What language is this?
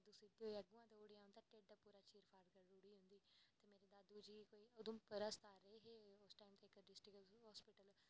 Dogri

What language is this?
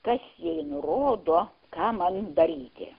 Lithuanian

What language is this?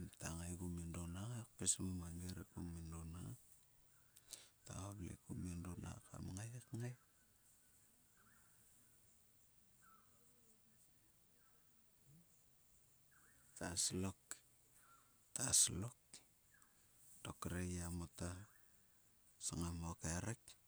Sulka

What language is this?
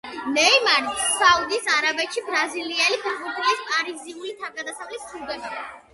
Georgian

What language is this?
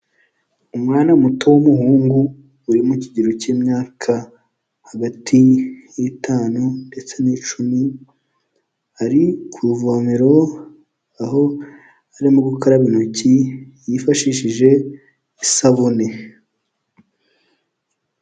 Kinyarwanda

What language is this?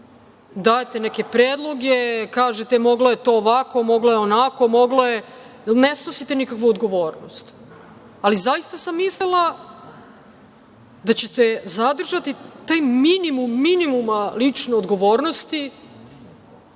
Serbian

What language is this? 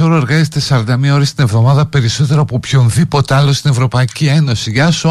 Greek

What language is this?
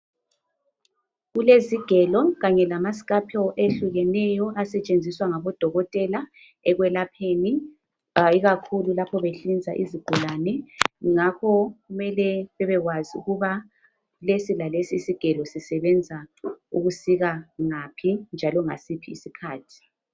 North Ndebele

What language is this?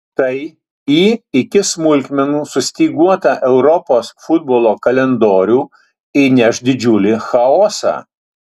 Lithuanian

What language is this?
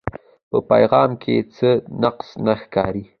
Pashto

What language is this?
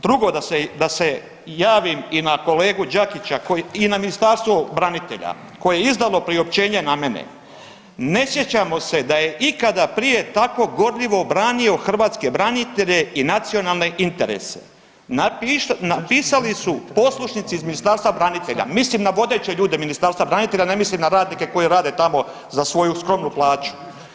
Croatian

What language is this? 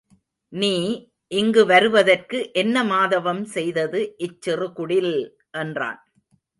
Tamil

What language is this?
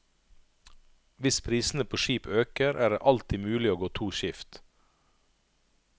Norwegian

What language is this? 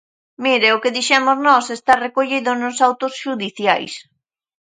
Galician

